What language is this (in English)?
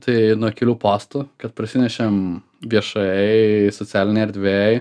Lithuanian